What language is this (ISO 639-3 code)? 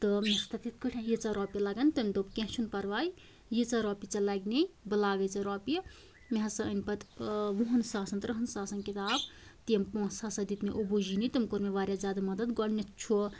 kas